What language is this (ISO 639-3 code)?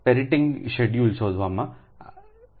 guj